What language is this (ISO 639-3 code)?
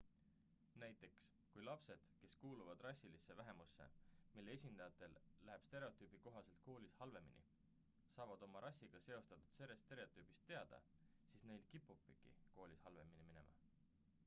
est